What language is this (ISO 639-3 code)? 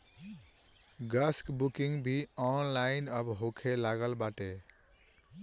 bho